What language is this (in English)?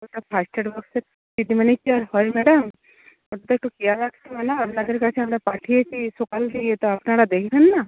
Bangla